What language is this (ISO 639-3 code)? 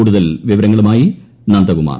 mal